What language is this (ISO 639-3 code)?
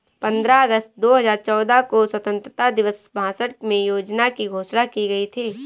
hin